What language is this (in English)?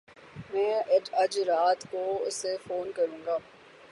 Urdu